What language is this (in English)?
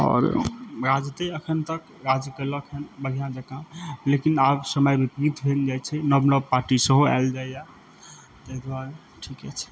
Maithili